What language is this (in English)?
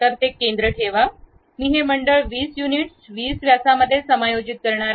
Marathi